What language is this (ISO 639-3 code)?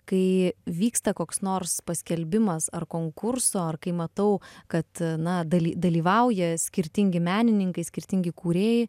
lit